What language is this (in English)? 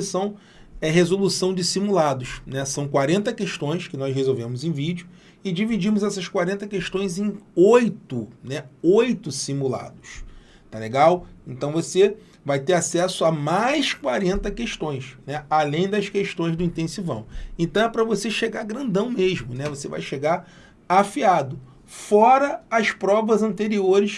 Portuguese